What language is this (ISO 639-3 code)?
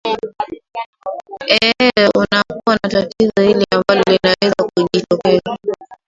swa